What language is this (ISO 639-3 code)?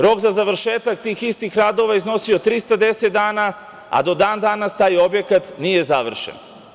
srp